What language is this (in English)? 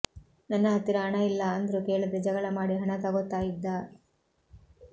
Kannada